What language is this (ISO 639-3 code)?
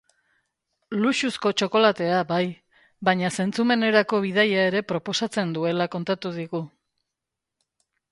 eus